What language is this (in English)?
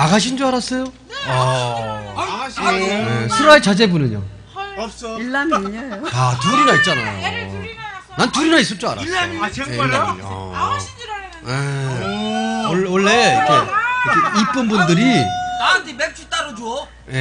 Korean